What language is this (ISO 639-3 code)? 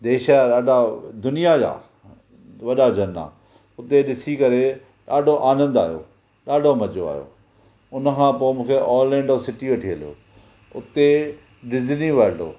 snd